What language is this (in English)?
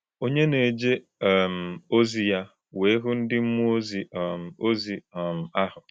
Igbo